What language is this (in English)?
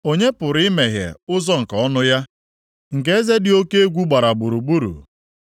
Igbo